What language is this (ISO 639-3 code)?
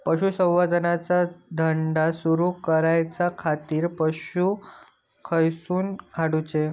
mar